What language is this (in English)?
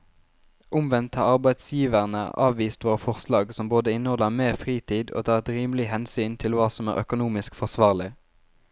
Norwegian